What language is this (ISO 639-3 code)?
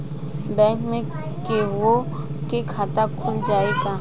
bho